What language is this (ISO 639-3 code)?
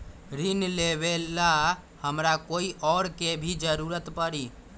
mag